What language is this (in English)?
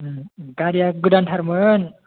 Bodo